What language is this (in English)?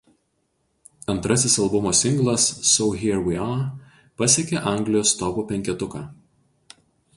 Lithuanian